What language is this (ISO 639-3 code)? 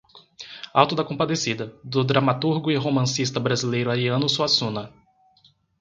por